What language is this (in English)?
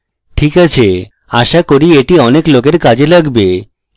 Bangla